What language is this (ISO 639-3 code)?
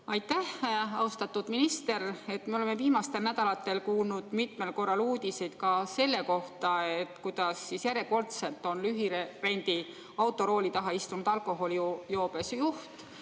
est